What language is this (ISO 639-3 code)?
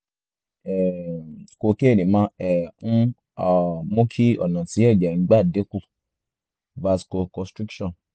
yor